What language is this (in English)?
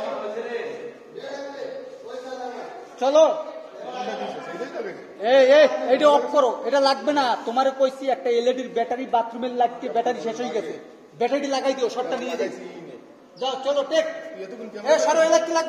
Arabic